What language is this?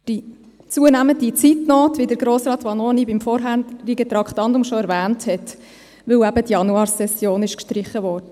Swiss German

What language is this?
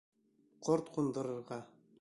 Bashkir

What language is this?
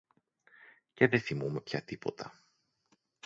Greek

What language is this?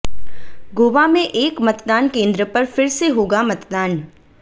Hindi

